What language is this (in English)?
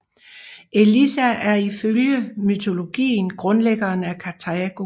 Danish